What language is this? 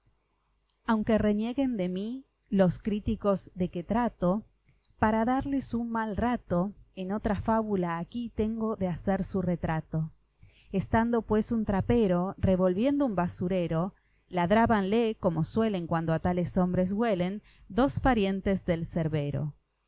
Spanish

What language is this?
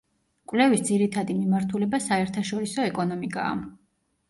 Georgian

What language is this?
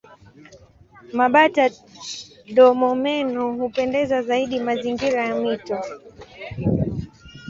Swahili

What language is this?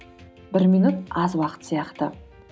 Kazakh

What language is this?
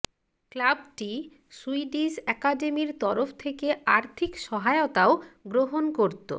Bangla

